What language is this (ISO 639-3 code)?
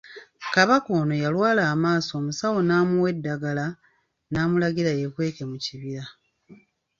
lug